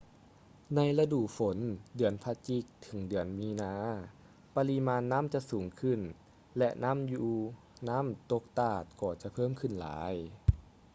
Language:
Lao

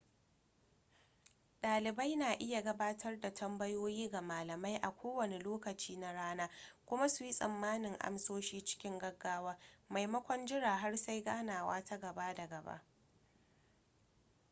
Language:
Hausa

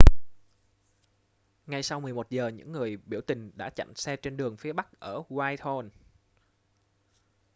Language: Vietnamese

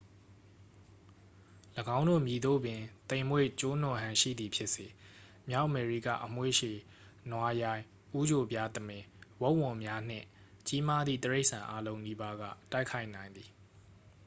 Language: Burmese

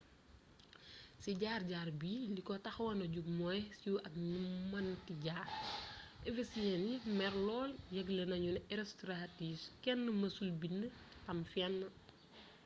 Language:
Wolof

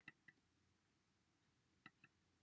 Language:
Welsh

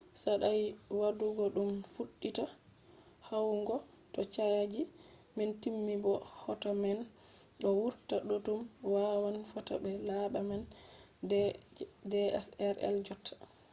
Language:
Fula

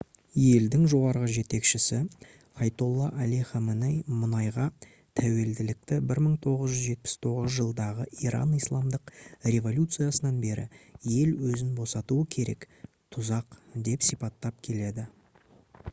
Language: Kazakh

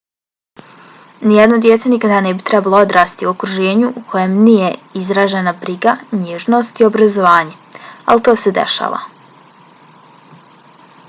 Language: Bosnian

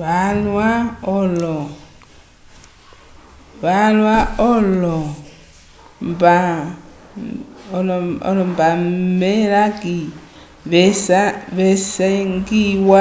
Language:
Umbundu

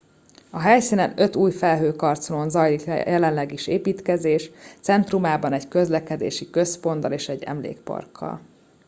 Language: Hungarian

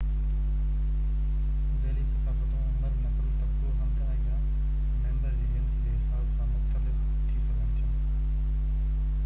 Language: Sindhi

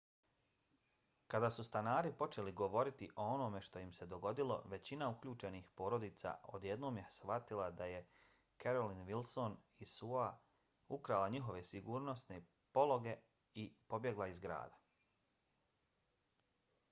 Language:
Bosnian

